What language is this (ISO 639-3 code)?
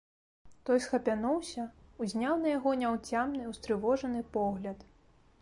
bel